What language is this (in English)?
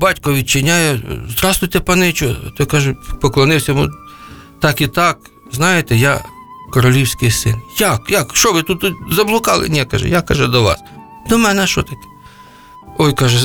Ukrainian